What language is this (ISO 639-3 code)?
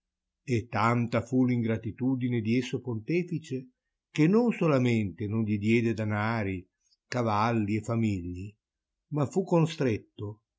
ita